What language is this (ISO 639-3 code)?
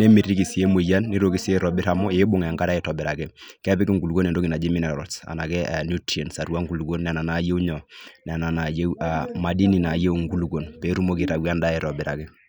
mas